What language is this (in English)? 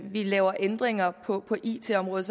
Danish